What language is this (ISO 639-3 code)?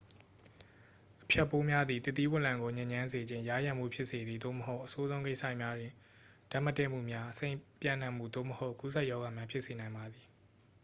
mya